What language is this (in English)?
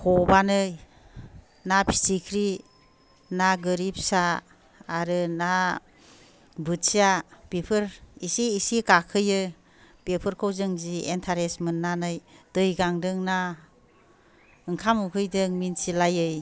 Bodo